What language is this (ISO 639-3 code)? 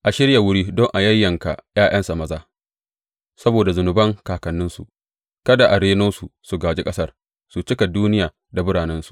hau